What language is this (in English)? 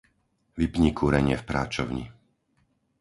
Slovak